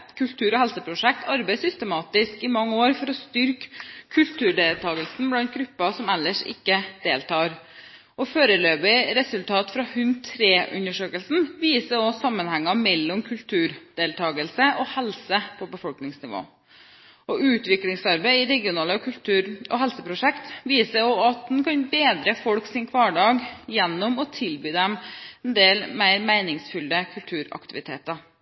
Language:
Norwegian Bokmål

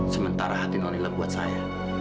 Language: Indonesian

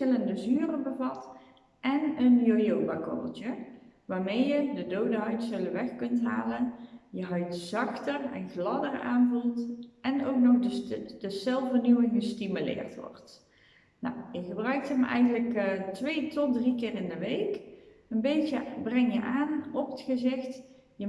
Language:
Dutch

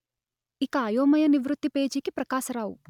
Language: Telugu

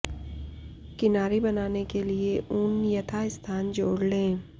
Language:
Hindi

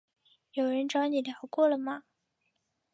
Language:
Chinese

